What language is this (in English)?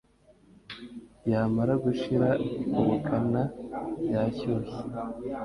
Kinyarwanda